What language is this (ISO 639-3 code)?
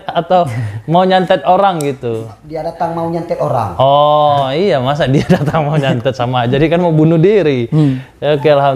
ind